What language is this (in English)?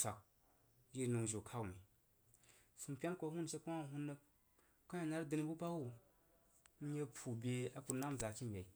Jiba